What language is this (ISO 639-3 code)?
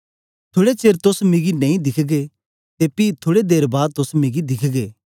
doi